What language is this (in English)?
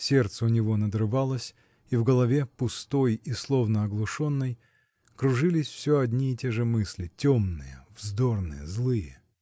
Russian